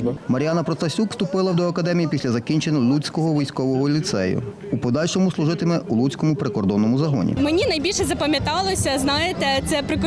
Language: Ukrainian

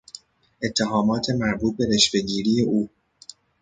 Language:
Persian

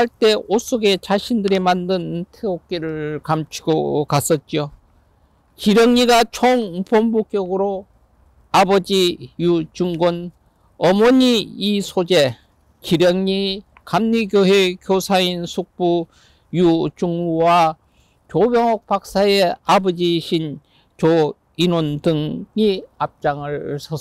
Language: Korean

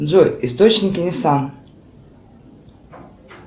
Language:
Russian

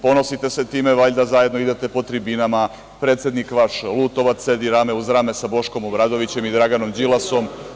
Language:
Serbian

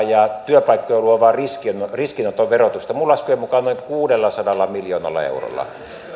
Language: Finnish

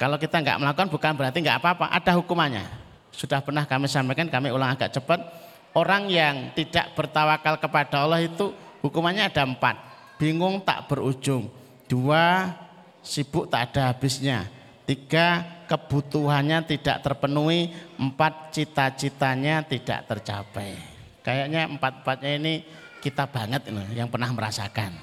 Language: Indonesian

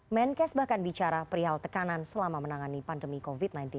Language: Indonesian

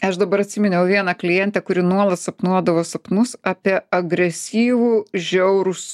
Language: Lithuanian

